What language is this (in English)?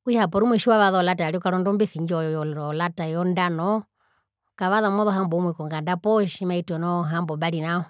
Herero